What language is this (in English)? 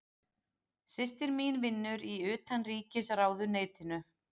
Icelandic